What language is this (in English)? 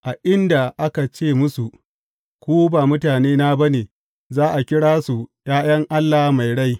Hausa